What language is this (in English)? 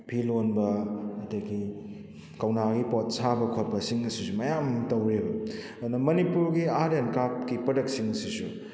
Manipuri